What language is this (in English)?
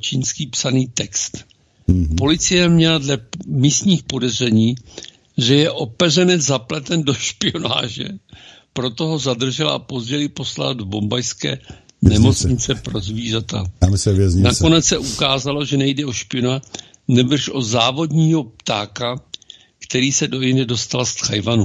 Czech